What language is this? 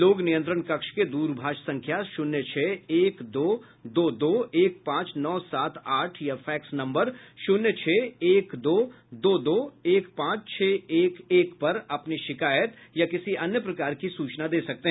Hindi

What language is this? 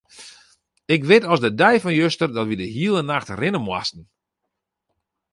Western Frisian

